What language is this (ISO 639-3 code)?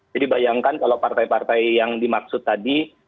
ind